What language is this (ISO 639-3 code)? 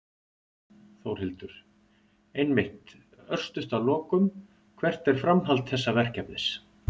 isl